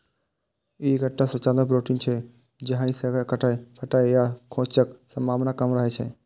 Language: Maithili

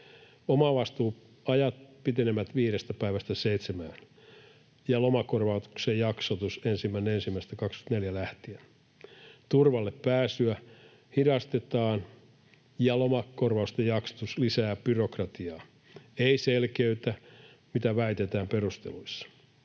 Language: Finnish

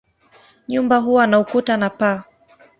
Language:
Swahili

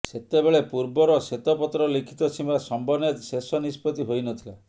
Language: Odia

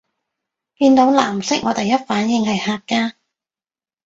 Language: Cantonese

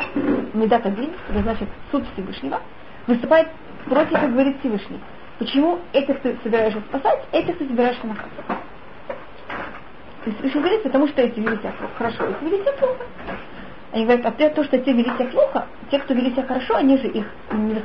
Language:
Russian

